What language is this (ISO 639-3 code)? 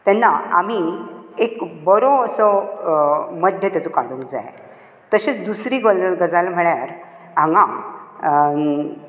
kok